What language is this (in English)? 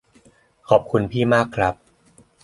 Thai